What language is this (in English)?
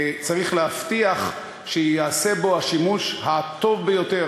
Hebrew